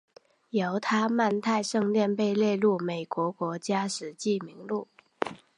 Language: Chinese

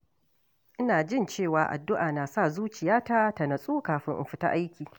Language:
Hausa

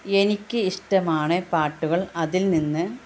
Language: Malayalam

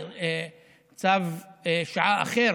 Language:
Hebrew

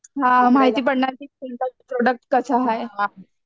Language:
Marathi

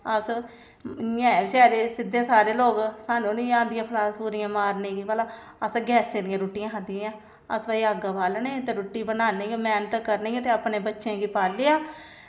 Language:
Dogri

